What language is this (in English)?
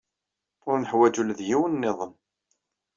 Kabyle